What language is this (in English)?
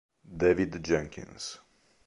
Italian